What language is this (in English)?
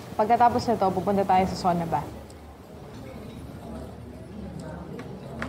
Filipino